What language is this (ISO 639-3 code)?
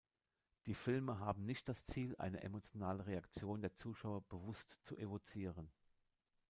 deu